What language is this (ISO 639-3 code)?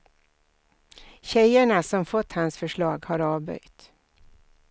swe